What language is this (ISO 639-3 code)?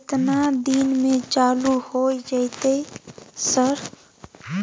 mai